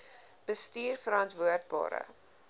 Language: Afrikaans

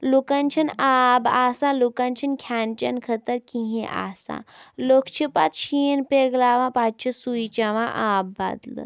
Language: Kashmiri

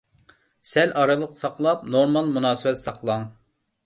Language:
Uyghur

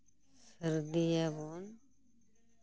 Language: Santali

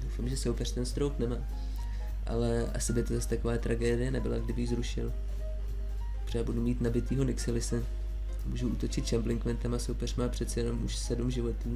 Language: Czech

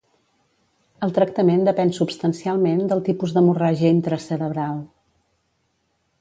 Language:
Catalan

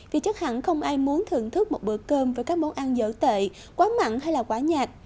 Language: Vietnamese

